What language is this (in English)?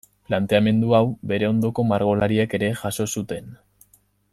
Basque